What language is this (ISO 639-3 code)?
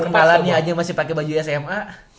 ind